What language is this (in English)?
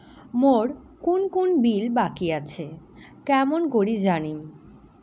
Bangla